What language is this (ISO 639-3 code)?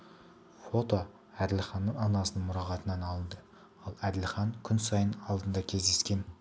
kaz